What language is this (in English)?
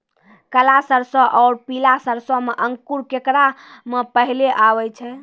Maithili